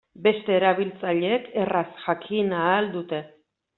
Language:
Basque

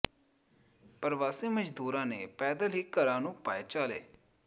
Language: Punjabi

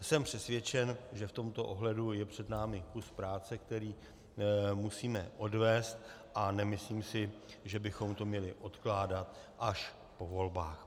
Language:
Czech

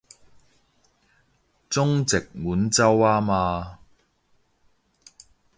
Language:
Cantonese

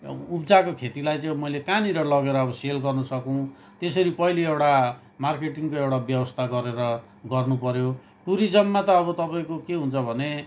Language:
Nepali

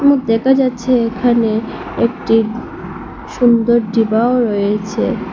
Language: Bangla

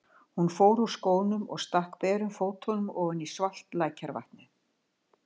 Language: Icelandic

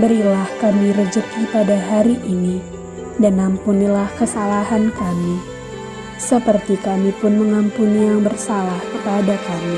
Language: Indonesian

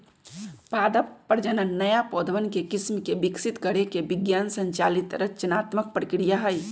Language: Magahi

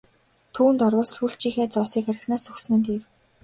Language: Mongolian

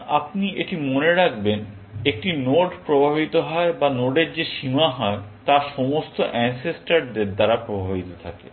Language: Bangla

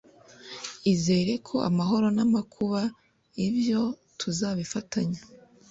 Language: Kinyarwanda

